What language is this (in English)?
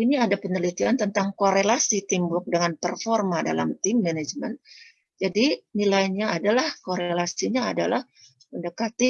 Indonesian